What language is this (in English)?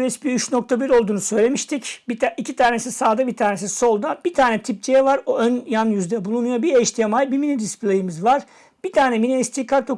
Turkish